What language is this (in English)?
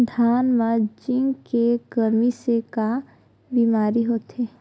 Chhattisgarhi